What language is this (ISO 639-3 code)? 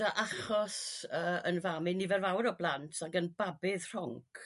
cym